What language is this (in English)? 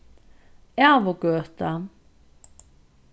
Faroese